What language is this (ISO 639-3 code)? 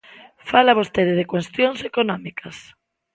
glg